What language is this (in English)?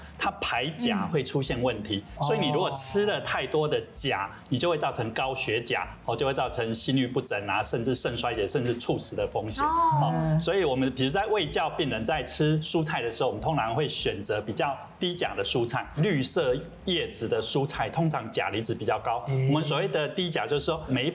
Chinese